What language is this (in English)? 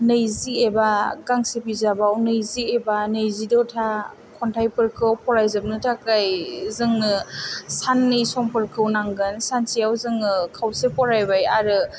Bodo